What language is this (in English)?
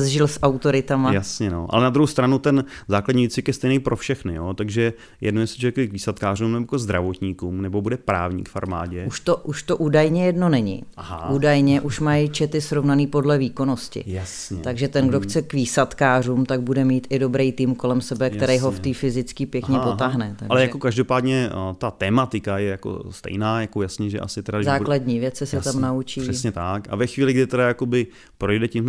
Czech